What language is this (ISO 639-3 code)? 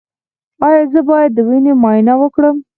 pus